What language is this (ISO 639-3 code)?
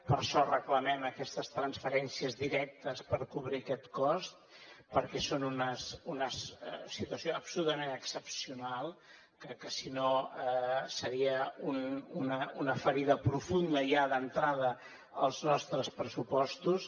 cat